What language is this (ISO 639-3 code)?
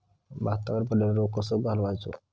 mar